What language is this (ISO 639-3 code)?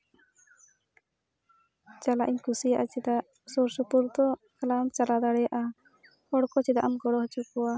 sat